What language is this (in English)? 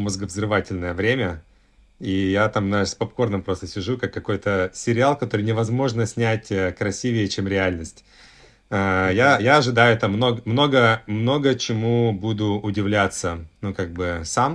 Russian